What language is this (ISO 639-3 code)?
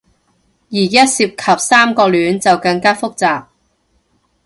yue